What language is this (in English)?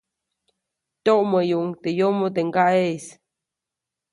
Copainalá Zoque